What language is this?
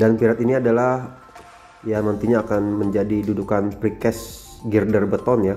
Indonesian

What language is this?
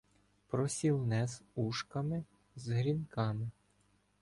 Ukrainian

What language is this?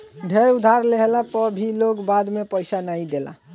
Bhojpuri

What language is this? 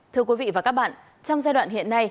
Vietnamese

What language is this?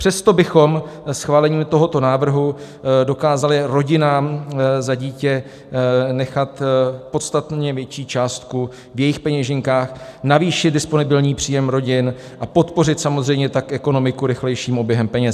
Czech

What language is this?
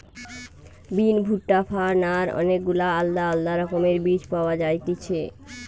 Bangla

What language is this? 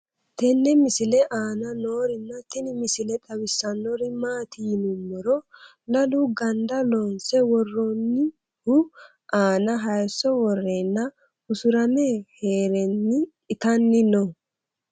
Sidamo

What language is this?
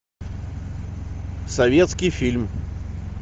Russian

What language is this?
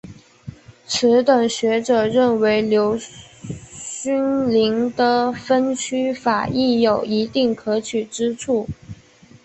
Chinese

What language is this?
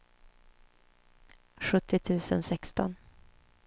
Swedish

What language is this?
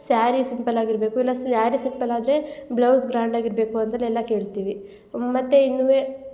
Kannada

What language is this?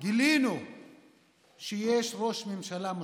Hebrew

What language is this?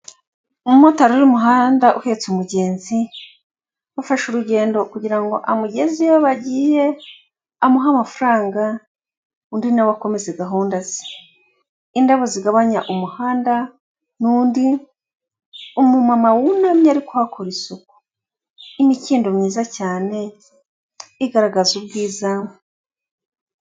Kinyarwanda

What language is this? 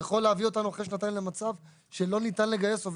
Hebrew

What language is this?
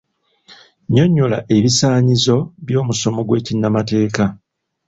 Ganda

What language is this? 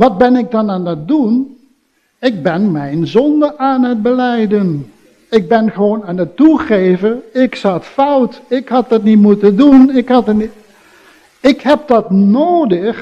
Dutch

